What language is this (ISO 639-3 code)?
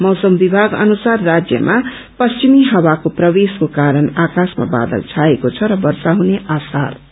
nep